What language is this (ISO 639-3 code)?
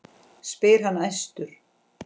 isl